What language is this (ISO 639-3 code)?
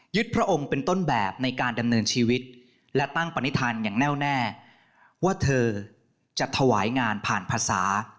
tha